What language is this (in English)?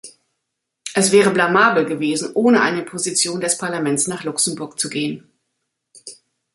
German